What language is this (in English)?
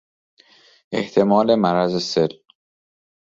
Persian